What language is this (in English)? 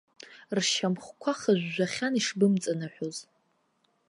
Abkhazian